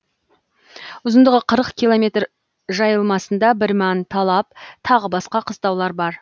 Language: Kazakh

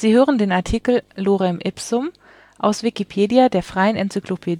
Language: German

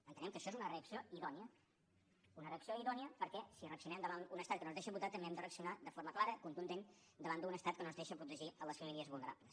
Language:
Catalan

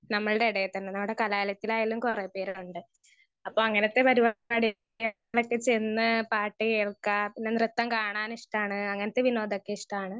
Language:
Malayalam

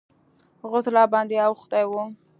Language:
Pashto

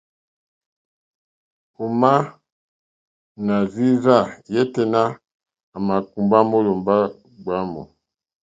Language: Mokpwe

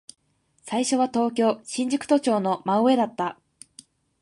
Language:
Japanese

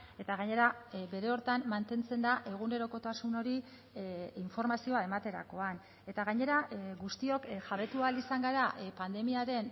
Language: Basque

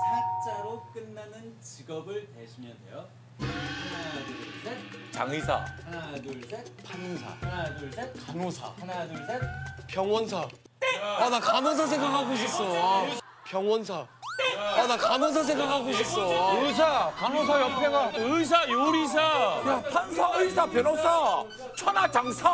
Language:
Korean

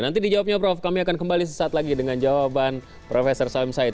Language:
Indonesian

